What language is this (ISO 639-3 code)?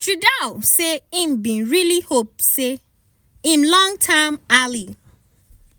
pcm